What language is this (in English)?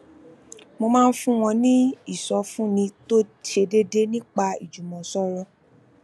Yoruba